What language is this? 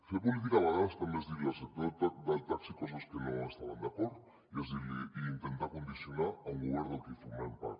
Catalan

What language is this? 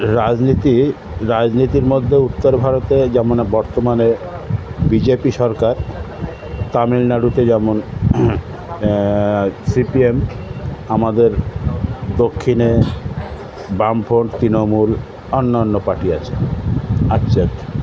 Bangla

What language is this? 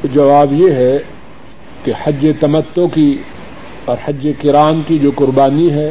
Urdu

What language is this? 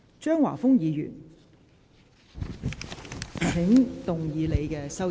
Cantonese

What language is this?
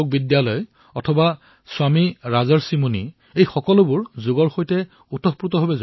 Assamese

